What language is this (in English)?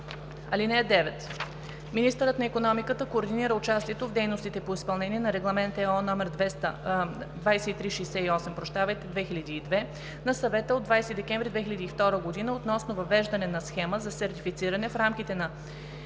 Bulgarian